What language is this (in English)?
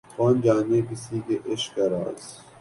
Urdu